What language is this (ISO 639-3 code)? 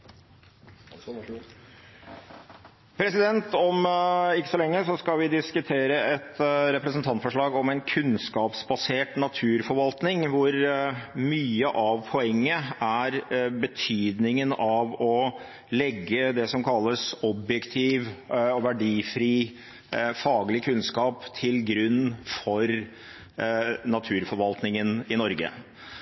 nob